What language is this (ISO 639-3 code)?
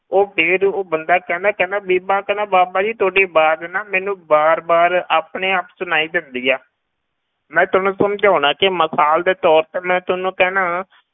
pan